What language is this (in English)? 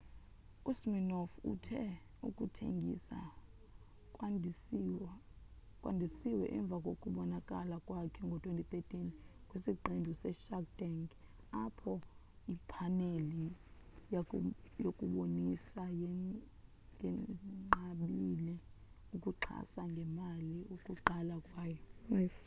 Xhosa